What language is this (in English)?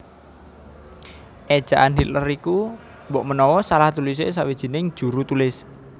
Javanese